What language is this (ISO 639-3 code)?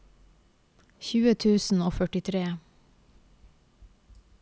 nor